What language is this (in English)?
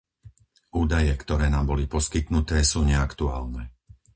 Slovak